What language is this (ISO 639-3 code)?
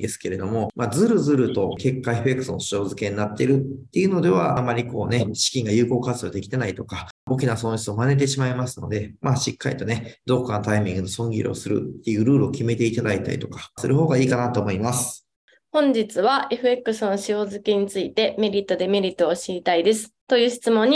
jpn